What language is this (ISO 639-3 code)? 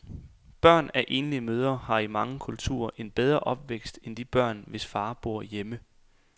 dan